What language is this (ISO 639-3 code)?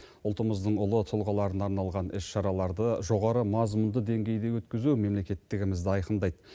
kaz